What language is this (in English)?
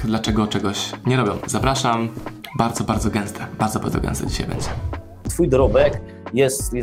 Polish